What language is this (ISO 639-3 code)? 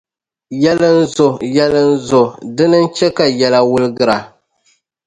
dag